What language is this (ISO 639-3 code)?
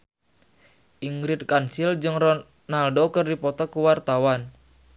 sun